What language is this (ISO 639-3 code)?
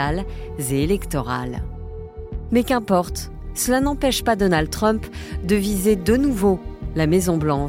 fra